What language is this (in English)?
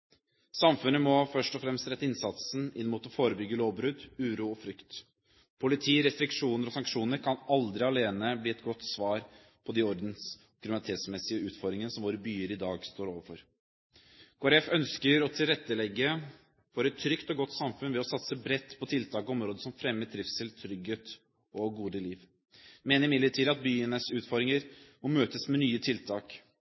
Norwegian Bokmål